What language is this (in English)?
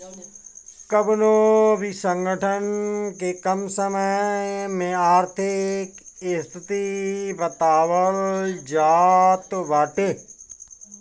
Bhojpuri